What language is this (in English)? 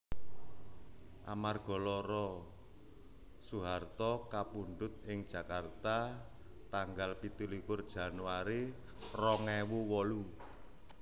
Javanese